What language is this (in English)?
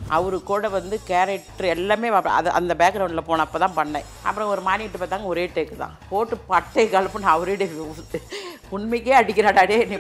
Romanian